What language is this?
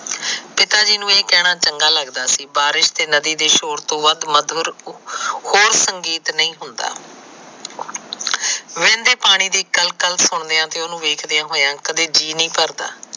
Punjabi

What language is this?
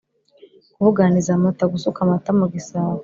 Kinyarwanda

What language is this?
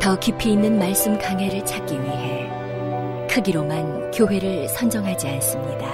Korean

